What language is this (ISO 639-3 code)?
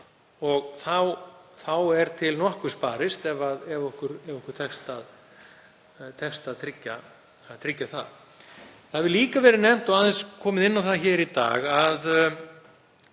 isl